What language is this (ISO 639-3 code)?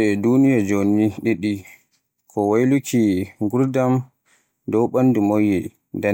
fue